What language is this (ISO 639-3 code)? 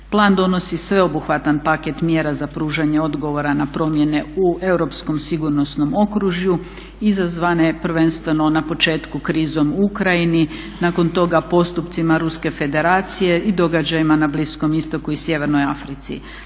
hrv